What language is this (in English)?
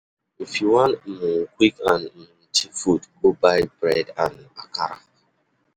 Nigerian Pidgin